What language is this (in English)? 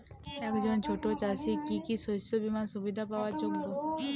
Bangla